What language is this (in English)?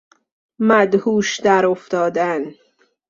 Persian